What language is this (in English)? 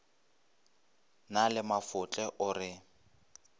Northern Sotho